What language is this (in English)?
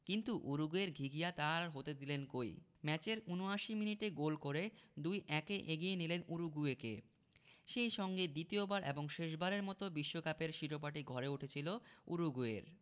Bangla